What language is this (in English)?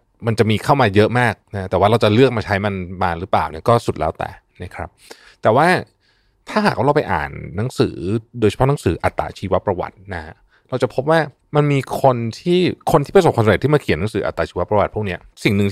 Thai